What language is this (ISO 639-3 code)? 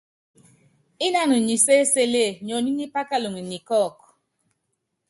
yav